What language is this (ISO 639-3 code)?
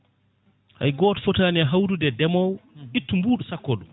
ful